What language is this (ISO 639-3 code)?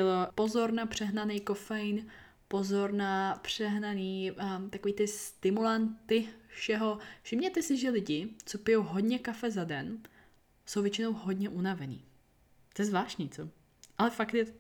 ces